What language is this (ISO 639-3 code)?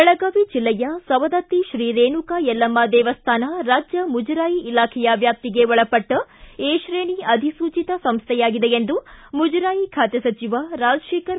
kan